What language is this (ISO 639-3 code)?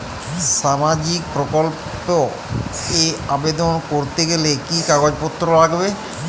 ben